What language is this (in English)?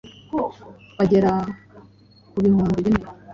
Kinyarwanda